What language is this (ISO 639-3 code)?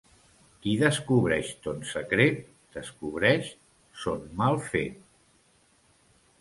cat